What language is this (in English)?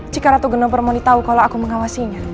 Indonesian